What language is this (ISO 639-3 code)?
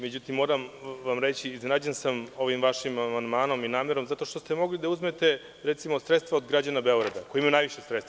srp